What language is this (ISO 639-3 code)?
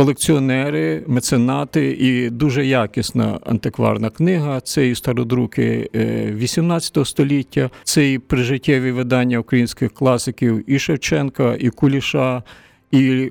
ukr